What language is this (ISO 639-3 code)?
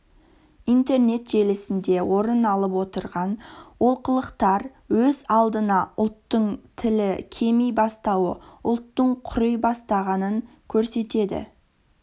kaz